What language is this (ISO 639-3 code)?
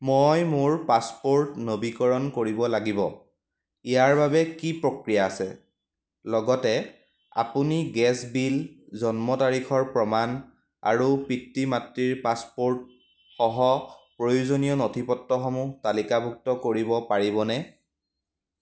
asm